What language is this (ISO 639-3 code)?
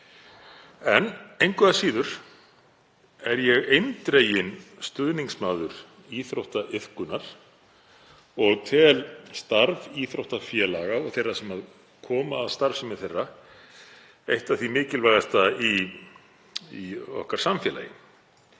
isl